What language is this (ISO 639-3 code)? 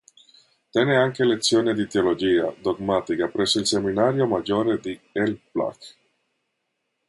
ita